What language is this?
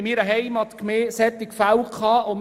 Swiss German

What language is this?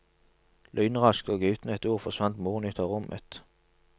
Norwegian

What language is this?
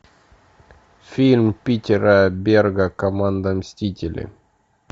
Russian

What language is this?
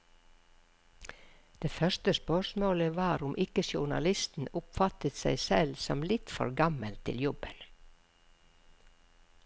Norwegian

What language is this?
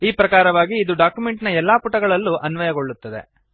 Kannada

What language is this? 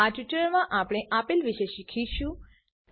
Gujarati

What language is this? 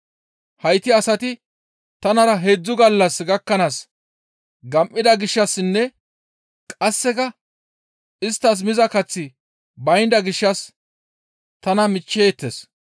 Gamo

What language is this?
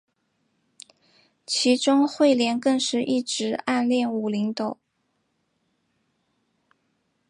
Chinese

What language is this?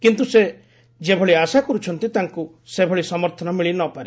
Odia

